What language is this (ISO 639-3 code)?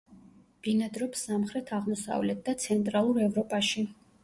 kat